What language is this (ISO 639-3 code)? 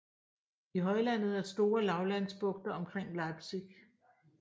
dan